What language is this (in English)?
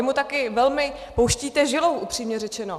Czech